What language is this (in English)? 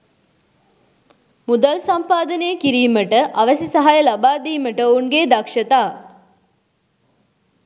Sinhala